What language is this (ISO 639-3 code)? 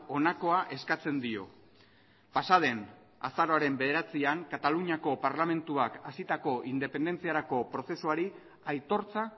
eus